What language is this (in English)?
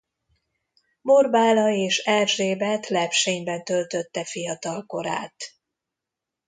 Hungarian